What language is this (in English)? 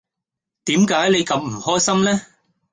Cantonese